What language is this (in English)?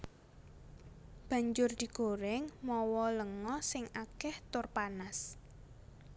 Javanese